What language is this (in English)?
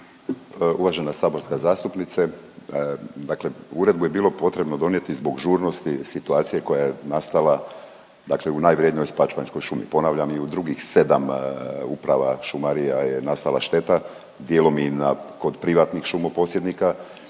Croatian